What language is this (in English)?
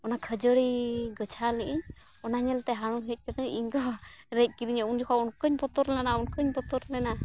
Santali